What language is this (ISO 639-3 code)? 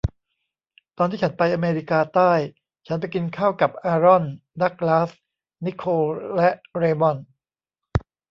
tha